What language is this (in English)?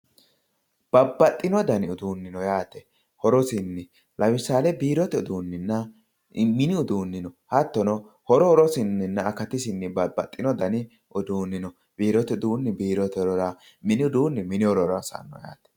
Sidamo